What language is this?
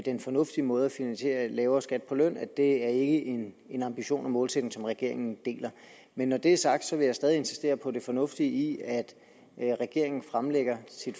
Danish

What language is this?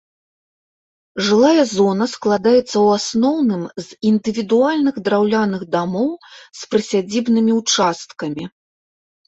Belarusian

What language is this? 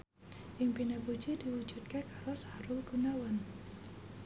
Javanese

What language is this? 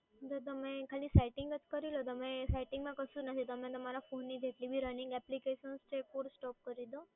Gujarati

